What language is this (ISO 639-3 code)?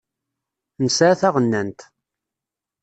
kab